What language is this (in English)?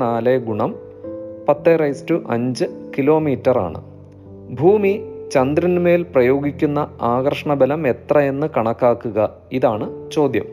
Malayalam